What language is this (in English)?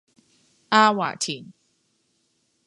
Cantonese